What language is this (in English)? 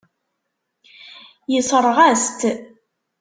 Kabyle